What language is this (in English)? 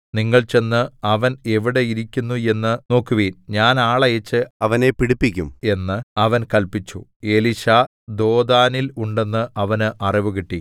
Malayalam